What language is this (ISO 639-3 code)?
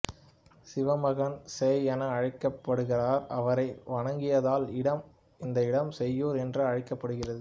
tam